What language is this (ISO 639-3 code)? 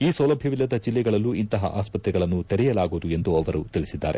kan